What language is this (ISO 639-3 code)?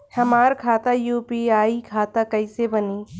bho